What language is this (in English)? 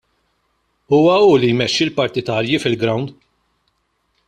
Maltese